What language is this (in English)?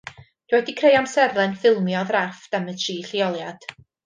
Welsh